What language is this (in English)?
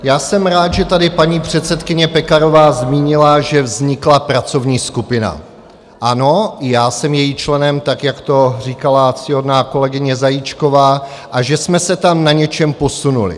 Czech